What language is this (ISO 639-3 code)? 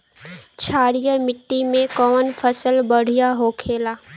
bho